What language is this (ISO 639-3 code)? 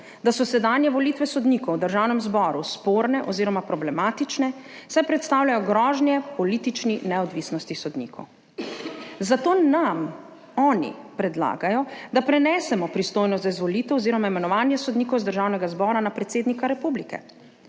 slv